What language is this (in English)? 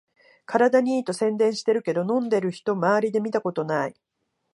Japanese